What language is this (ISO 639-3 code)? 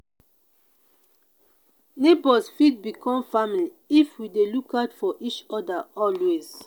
pcm